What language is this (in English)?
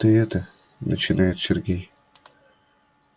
Russian